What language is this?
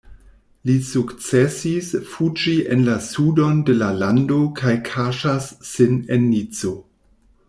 Esperanto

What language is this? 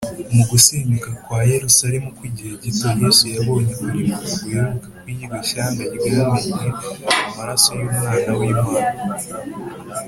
Kinyarwanda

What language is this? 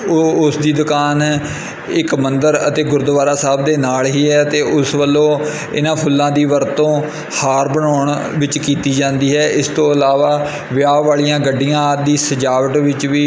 Punjabi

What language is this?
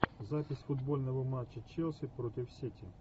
Russian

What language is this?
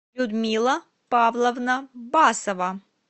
Russian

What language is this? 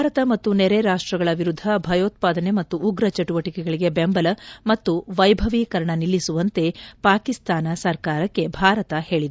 Kannada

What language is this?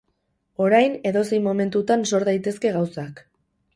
Basque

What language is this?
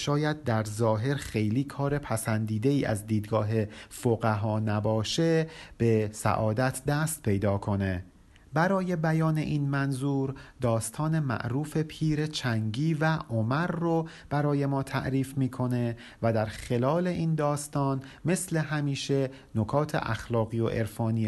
Persian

